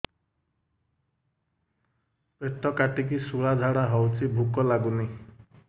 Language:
Odia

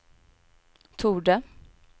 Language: Swedish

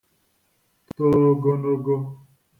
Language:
Igbo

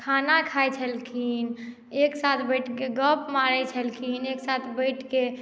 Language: Maithili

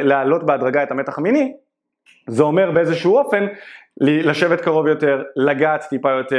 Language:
Hebrew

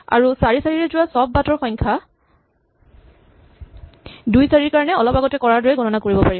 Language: Assamese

